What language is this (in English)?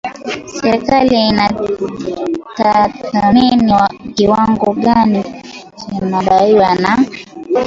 Swahili